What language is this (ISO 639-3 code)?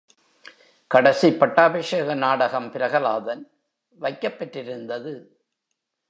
tam